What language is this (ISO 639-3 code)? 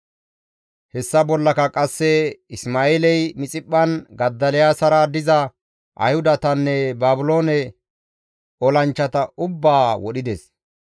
gmv